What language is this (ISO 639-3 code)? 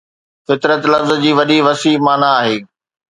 snd